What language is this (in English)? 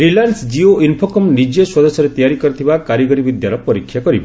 Odia